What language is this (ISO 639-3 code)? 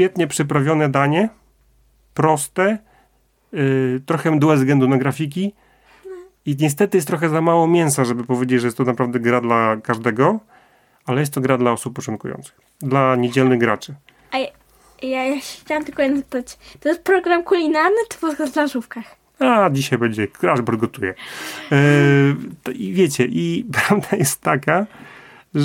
pol